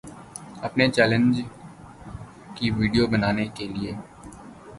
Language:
Urdu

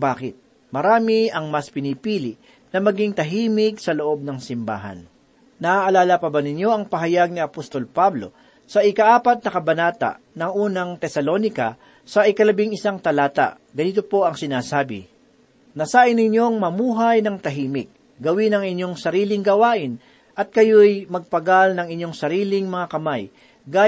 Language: Filipino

